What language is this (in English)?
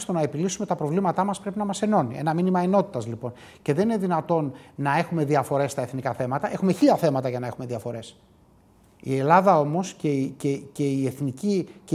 Greek